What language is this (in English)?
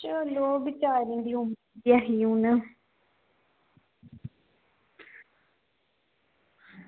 Dogri